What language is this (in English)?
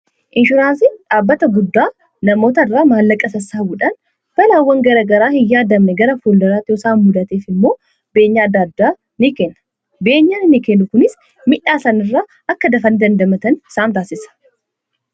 Oromo